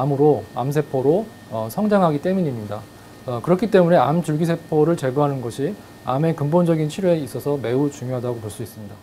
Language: Korean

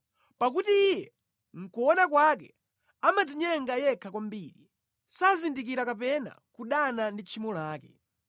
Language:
Nyanja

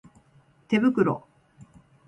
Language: Japanese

